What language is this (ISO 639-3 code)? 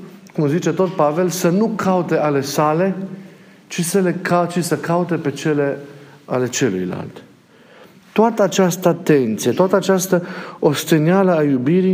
ron